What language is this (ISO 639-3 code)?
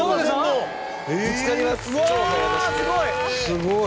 jpn